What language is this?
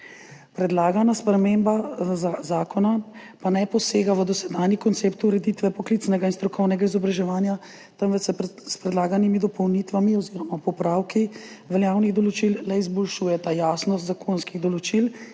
Slovenian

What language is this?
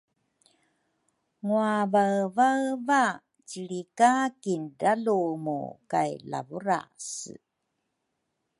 Rukai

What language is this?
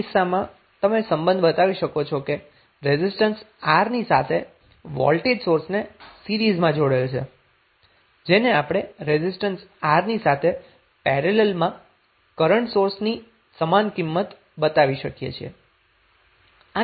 Gujarati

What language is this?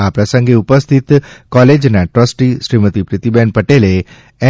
Gujarati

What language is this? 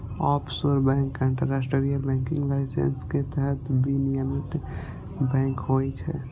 Maithili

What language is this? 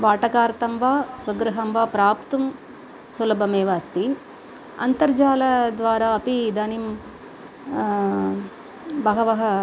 Sanskrit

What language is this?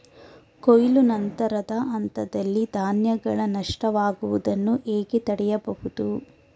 Kannada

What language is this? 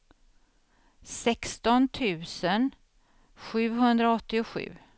Swedish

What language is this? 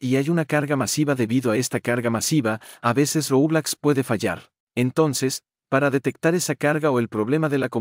Spanish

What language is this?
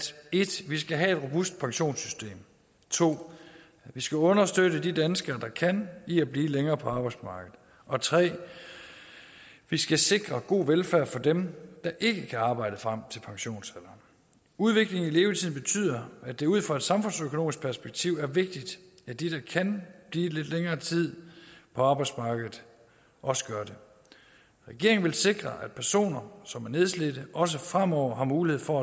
Danish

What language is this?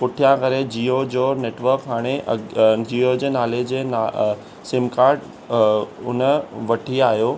Sindhi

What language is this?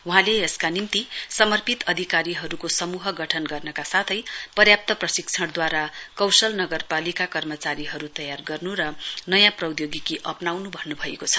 Nepali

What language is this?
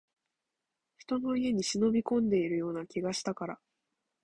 Japanese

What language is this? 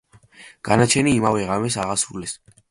Georgian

